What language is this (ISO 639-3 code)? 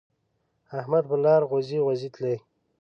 pus